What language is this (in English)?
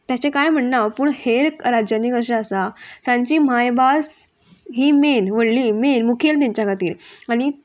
Konkani